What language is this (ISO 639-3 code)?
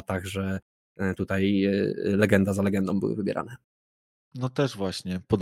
pol